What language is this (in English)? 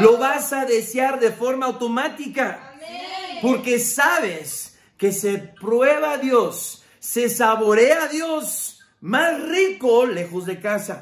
Spanish